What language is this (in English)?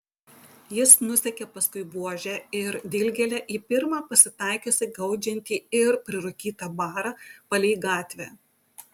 Lithuanian